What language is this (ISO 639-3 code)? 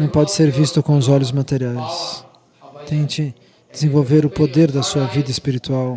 por